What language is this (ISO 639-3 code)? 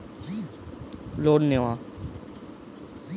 ben